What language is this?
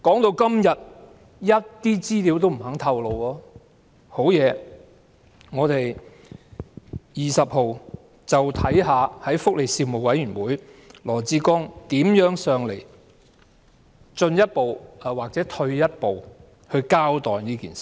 Cantonese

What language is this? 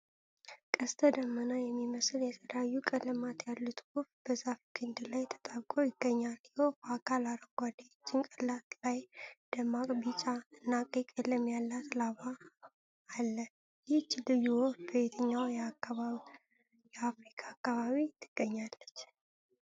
Amharic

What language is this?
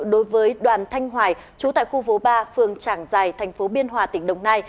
Vietnamese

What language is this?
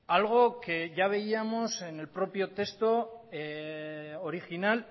Spanish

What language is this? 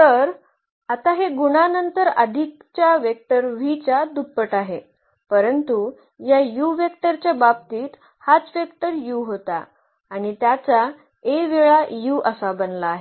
Marathi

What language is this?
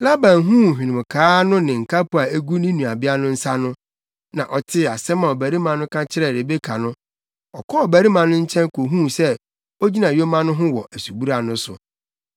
Akan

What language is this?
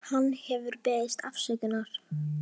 Icelandic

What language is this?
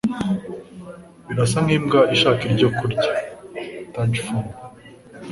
Kinyarwanda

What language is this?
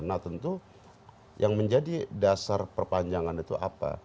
Indonesian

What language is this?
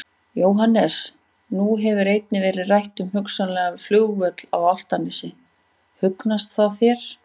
Icelandic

